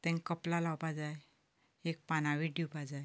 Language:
Konkani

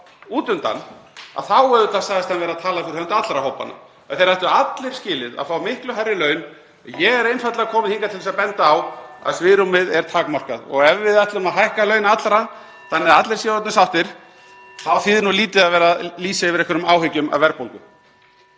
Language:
Icelandic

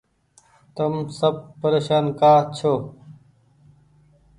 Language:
Goaria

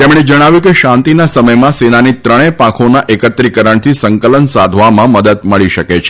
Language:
Gujarati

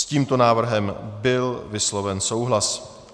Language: Czech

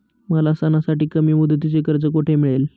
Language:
Marathi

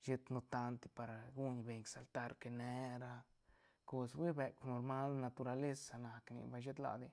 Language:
Santa Catarina Albarradas Zapotec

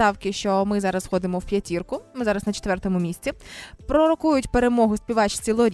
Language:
Ukrainian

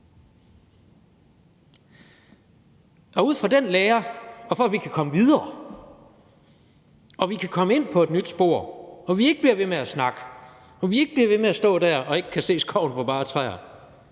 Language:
Danish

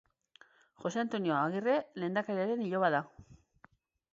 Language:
Basque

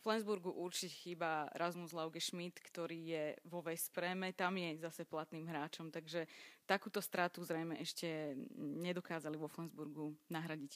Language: Slovak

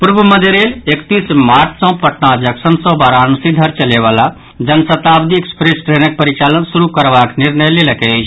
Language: Maithili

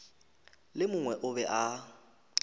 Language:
Northern Sotho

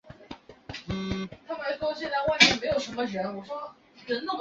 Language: Chinese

